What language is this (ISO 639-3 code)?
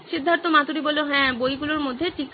ben